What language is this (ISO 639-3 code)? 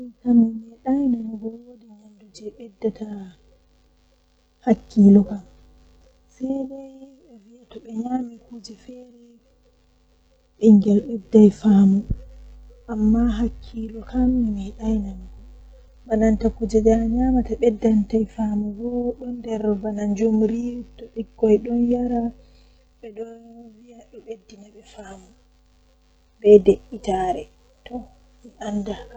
fuh